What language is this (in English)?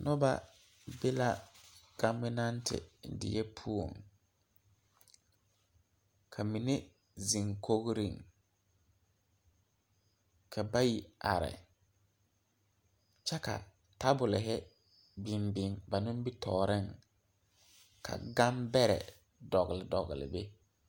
Southern Dagaare